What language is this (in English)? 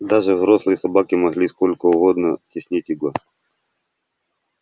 Russian